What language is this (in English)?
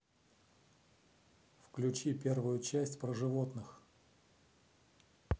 Russian